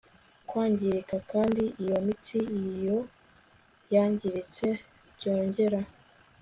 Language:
Kinyarwanda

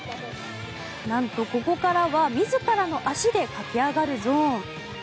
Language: Japanese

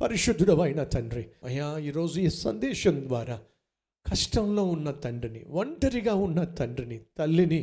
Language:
Telugu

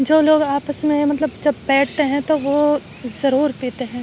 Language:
Urdu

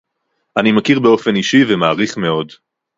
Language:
Hebrew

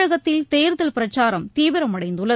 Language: Tamil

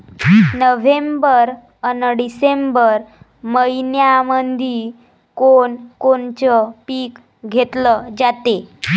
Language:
Marathi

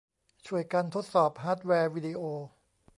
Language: Thai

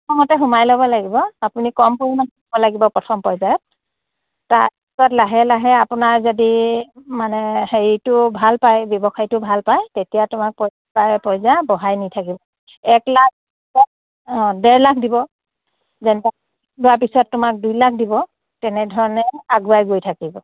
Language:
Assamese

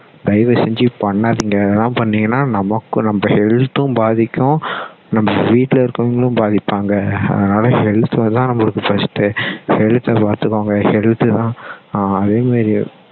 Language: Tamil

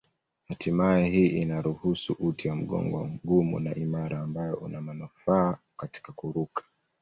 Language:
Swahili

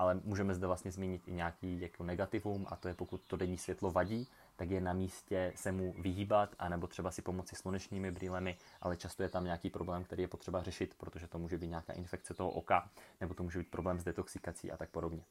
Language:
Czech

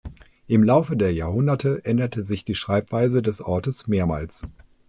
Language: German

